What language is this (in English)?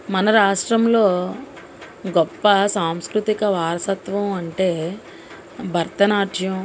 Telugu